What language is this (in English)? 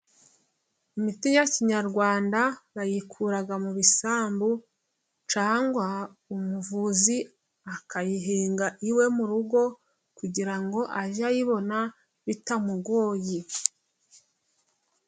Kinyarwanda